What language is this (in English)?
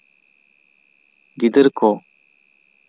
Santali